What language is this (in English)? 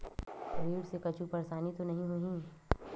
Chhattisgarhi